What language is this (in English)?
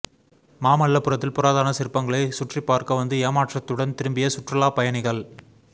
Tamil